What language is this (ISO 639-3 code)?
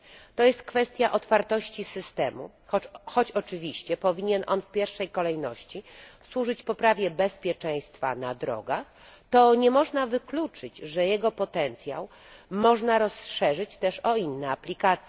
pol